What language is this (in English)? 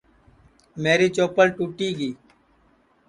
Sansi